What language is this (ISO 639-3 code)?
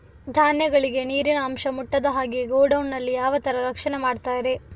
kan